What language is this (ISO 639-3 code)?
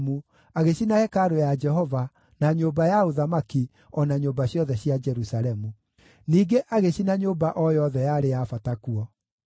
kik